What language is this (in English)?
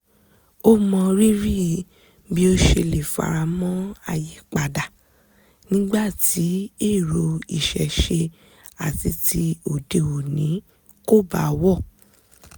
Yoruba